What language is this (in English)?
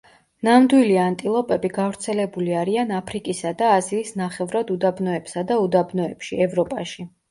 Georgian